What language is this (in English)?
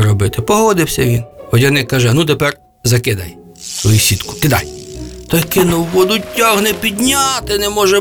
Ukrainian